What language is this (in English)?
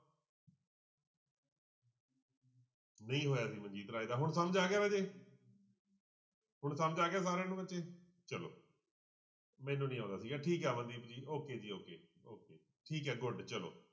Punjabi